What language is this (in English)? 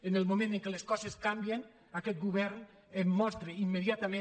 Catalan